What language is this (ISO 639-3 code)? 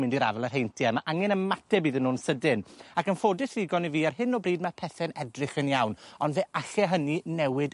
cym